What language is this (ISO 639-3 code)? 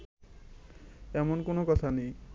ben